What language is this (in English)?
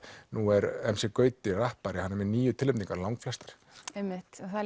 Icelandic